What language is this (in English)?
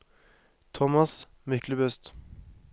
Norwegian